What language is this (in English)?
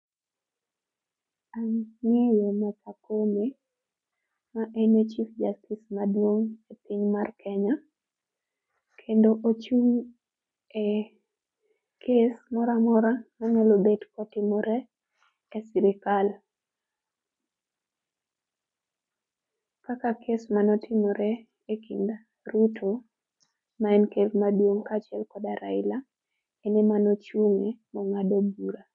Luo (Kenya and Tanzania)